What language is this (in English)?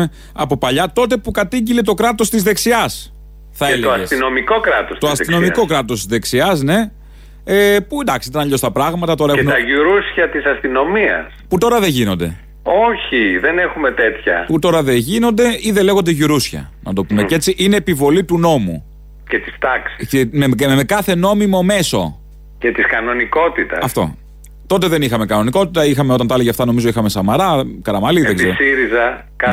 Greek